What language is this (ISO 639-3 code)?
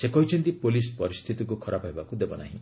ori